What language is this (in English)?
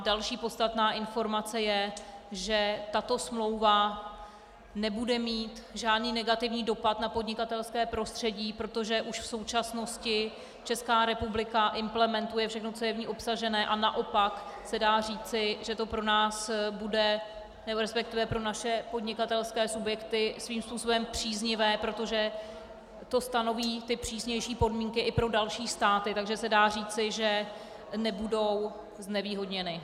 Czech